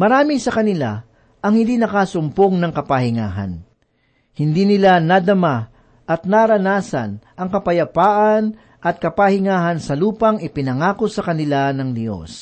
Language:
Filipino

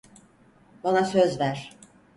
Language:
Turkish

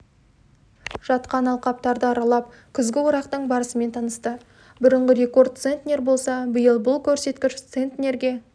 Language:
Kazakh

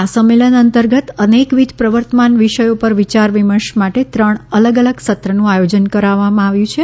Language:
Gujarati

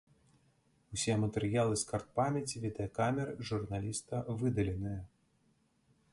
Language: Belarusian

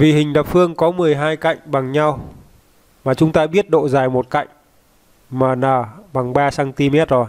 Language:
Vietnamese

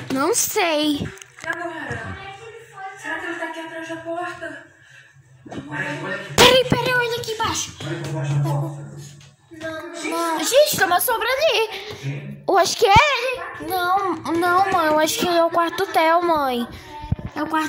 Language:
Portuguese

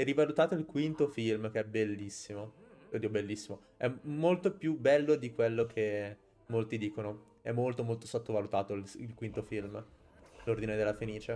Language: Italian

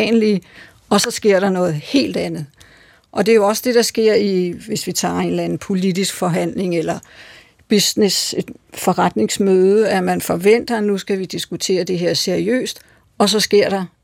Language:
Danish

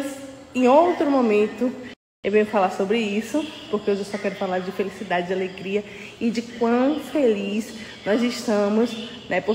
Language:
Portuguese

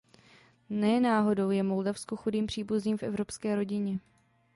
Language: Czech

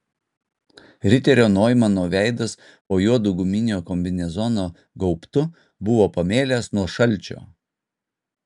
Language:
Lithuanian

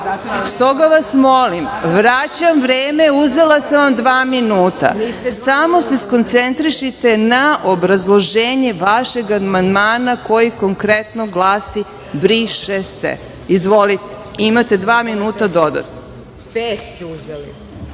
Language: Serbian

